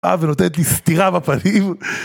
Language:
Hebrew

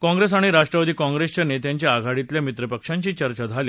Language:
Marathi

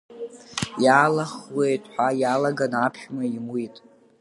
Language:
Abkhazian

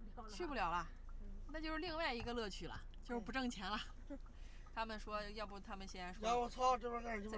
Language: Chinese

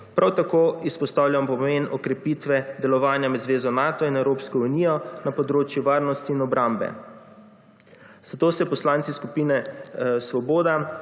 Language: Slovenian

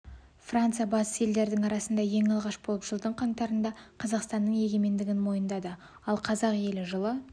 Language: Kazakh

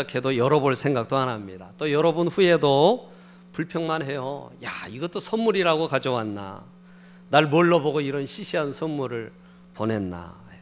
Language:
Korean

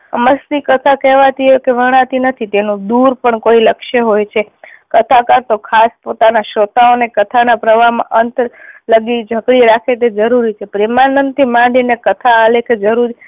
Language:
Gujarati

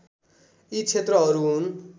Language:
Nepali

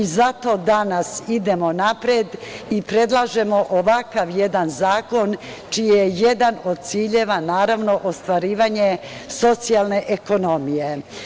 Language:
Serbian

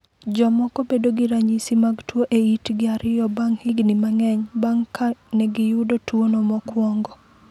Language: Luo (Kenya and Tanzania)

